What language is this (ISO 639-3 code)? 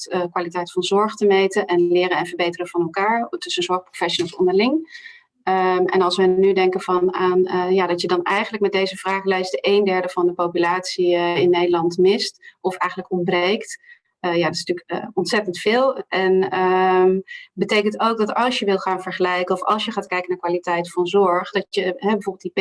nld